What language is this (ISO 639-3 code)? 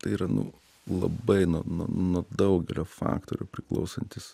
lit